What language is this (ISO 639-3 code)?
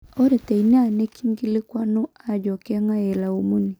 mas